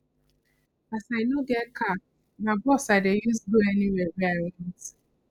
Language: Nigerian Pidgin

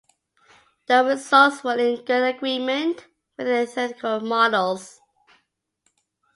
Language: English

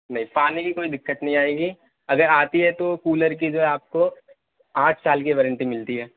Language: Urdu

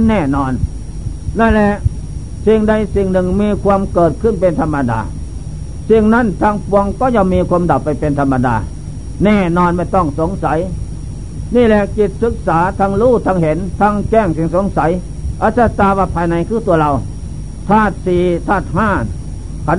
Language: Thai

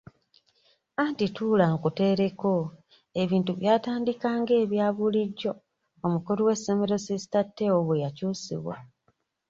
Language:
Ganda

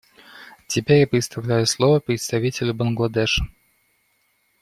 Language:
Russian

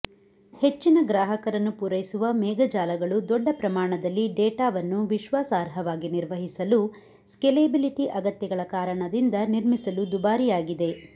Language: Kannada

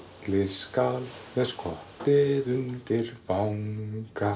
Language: Icelandic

